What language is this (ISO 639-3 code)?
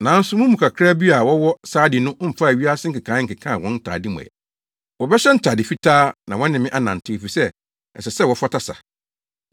aka